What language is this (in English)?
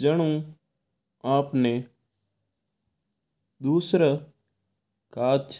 Mewari